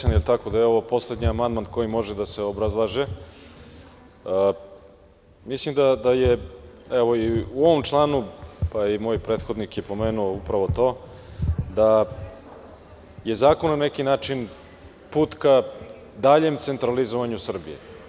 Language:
Serbian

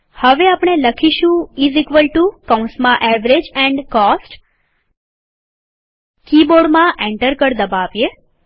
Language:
Gujarati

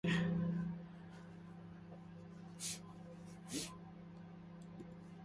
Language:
Korean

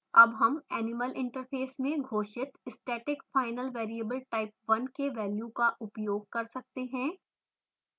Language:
Hindi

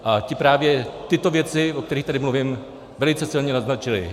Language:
Czech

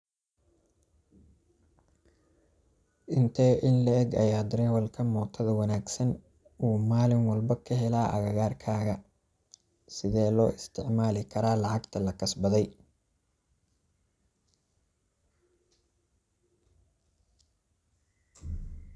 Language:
Somali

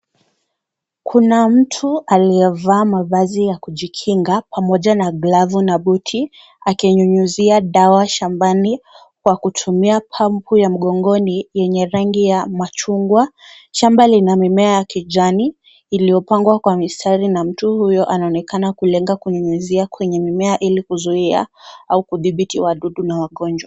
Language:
Swahili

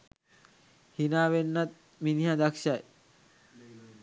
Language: Sinhala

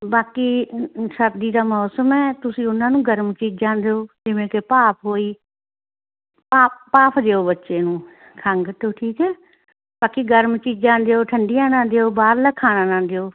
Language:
Punjabi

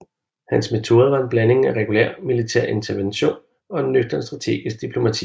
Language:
Danish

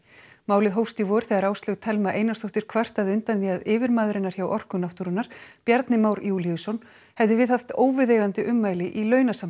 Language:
Icelandic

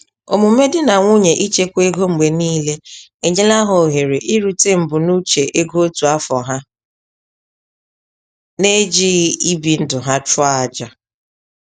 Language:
Igbo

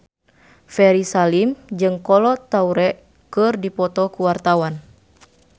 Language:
Sundanese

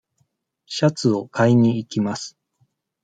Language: Japanese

